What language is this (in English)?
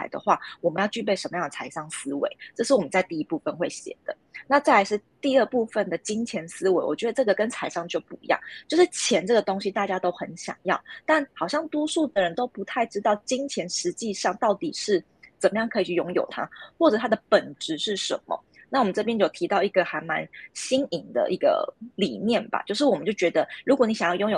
Chinese